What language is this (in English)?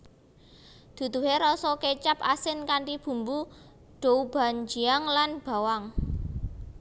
Javanese